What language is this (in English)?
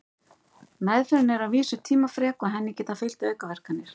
Icelandic